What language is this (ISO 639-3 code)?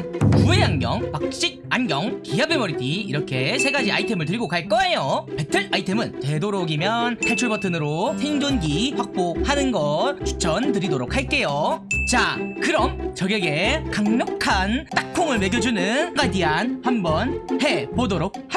kor